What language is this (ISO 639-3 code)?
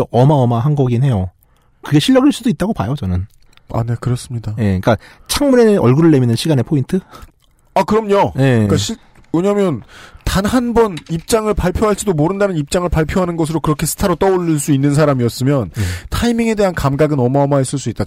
kor